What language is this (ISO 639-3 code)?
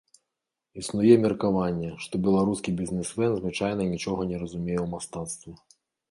bel